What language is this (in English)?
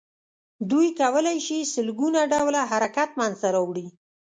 Pashto